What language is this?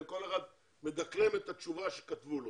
Hebrew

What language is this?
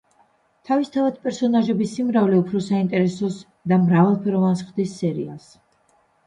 Georgian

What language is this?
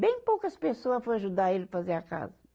Portuguese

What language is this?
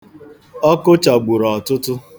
Igbo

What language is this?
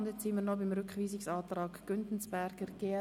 Swiss German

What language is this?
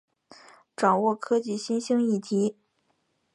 Chinese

